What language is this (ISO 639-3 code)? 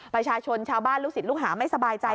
tha